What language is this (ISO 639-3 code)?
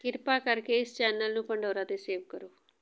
pan